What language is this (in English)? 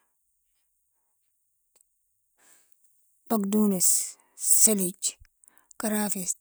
Sudanese Arabic